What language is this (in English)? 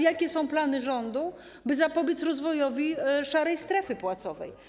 Polish